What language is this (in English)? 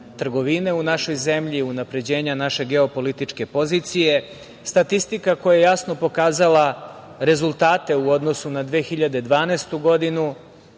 Serbian